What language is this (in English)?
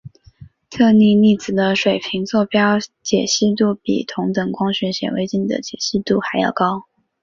Chinese